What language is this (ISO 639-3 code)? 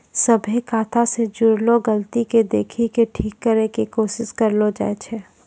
mai